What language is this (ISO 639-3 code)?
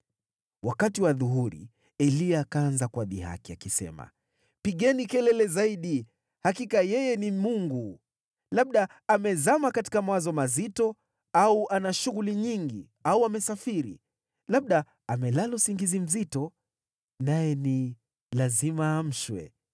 swa